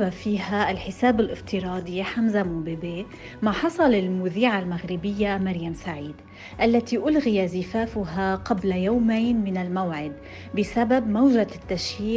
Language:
Arabic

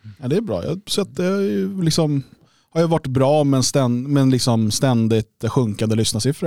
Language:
Swedish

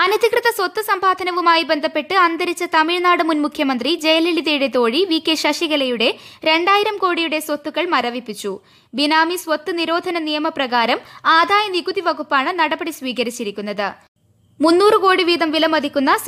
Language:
Turkish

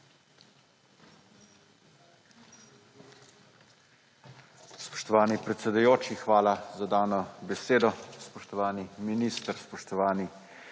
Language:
Slovenian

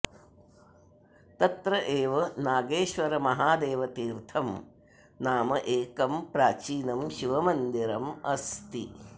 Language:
Sanskrit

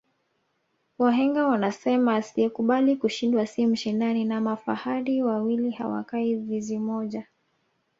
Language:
Swahili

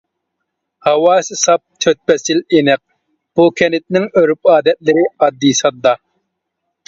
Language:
Uyghur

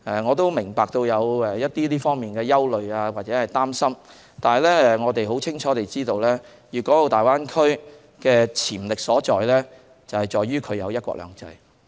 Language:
Cantonese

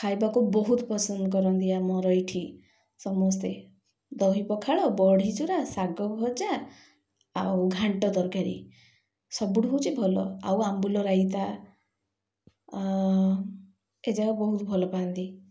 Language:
Odia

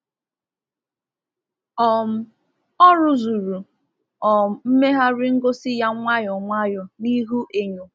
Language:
Igbo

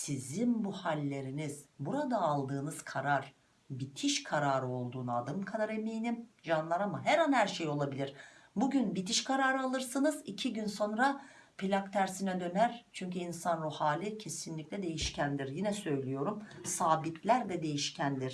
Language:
Turkish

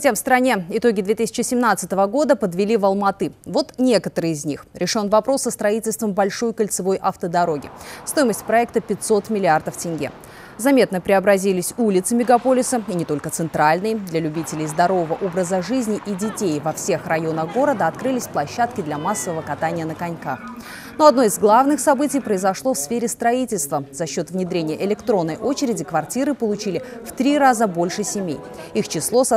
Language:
Russian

